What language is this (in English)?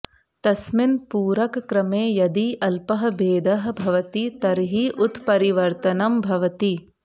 Sanskrit